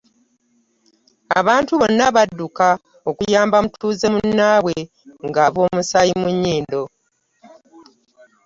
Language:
Ganda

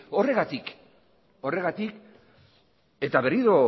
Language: Basque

